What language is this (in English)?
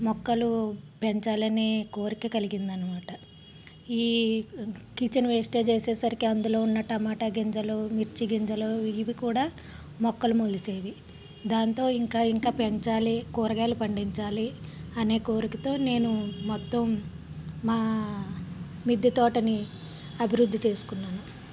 Telugu